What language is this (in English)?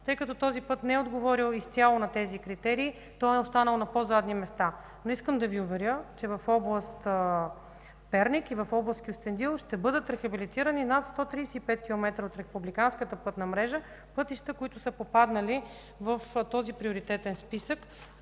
Bulgarian